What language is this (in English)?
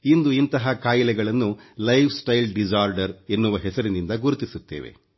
Kannada